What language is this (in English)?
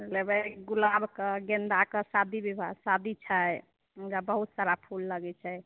Maithili